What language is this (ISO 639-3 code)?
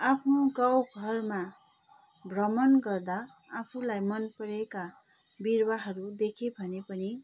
nep